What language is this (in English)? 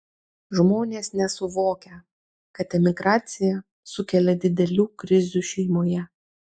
Lithuanian